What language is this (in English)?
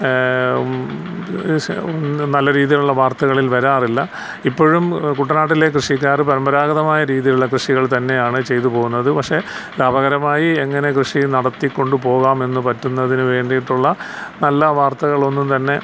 Malayalam